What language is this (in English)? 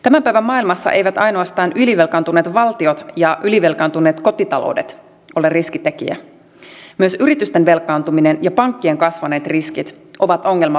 Finnish